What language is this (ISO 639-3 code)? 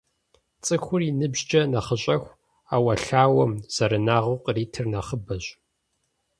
kbd